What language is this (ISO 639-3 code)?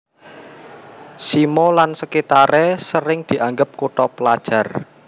jav